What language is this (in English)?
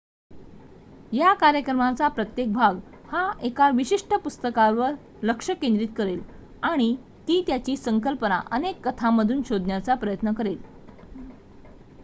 Marathi